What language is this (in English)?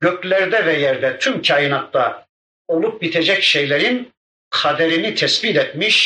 Turkish